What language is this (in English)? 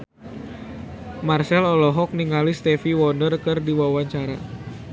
Sundanese